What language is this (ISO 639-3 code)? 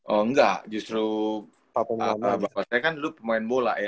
ind